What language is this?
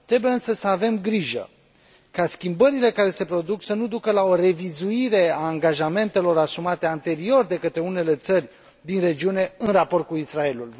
Romanian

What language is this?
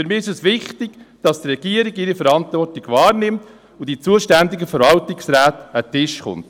Swiss German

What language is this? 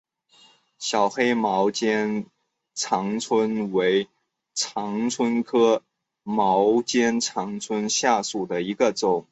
Chinese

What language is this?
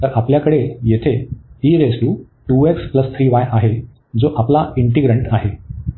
Marathi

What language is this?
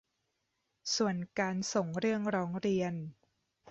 Thai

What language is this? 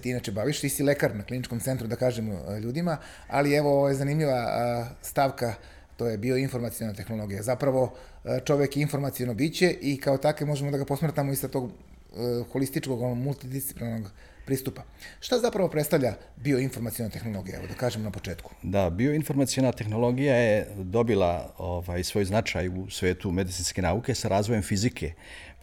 Croatian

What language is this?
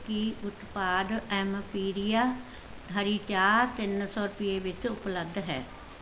Punjabi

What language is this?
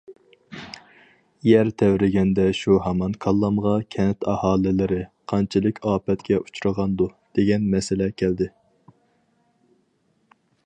Uyghur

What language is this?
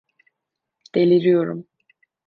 Turkish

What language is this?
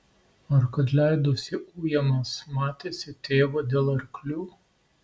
Lithuanian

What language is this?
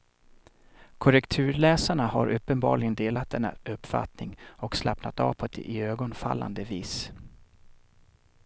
Swedish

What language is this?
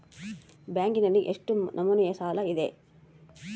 Kannada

